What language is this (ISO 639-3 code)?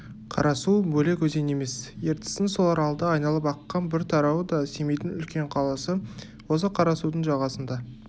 kaz